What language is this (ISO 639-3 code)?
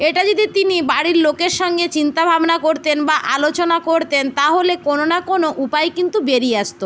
ben